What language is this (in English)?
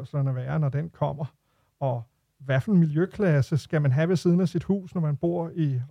Danish